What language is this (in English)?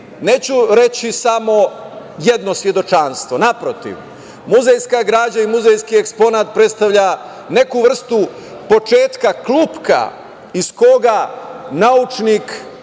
Serbian